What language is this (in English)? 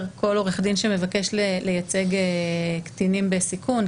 Hebrew